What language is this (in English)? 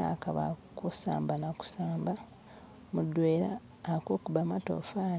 Masaaba